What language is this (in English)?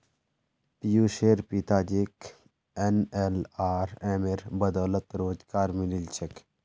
Magahi